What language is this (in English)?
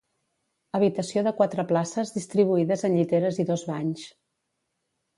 Catalan